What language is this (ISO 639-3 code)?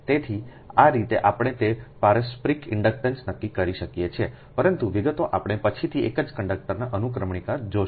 guj